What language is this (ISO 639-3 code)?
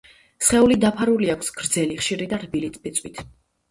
kat